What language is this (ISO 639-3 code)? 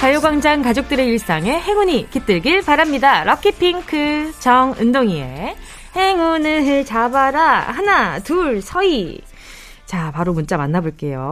kor